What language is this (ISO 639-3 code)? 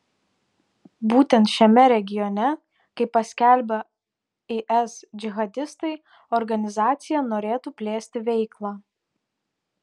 lit